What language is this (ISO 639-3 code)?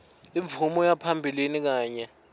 ssw